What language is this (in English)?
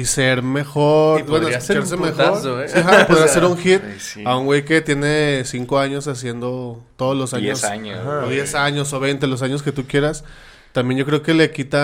Spanish